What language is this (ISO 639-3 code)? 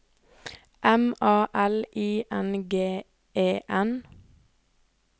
nor